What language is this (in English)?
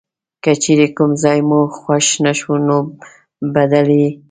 Pashto